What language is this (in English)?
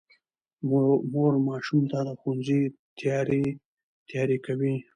Pashto